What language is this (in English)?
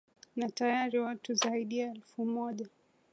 Swahili